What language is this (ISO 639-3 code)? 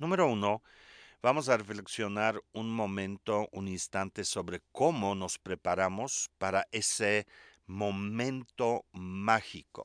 spa